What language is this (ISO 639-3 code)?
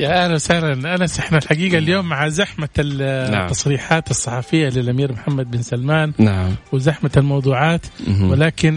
ara